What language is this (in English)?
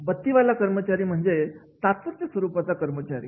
Marathi